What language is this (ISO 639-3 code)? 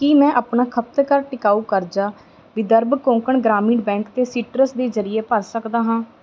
pan